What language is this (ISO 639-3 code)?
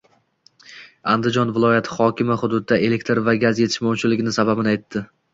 uzb